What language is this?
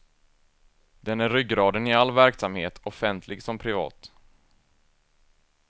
Swedish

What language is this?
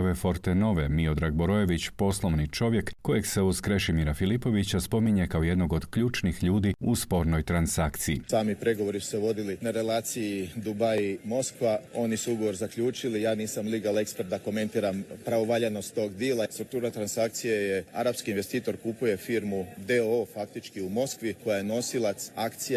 Croatian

